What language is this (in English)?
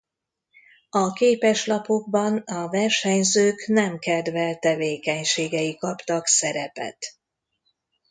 Hungarian